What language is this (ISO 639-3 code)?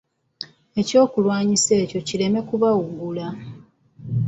lug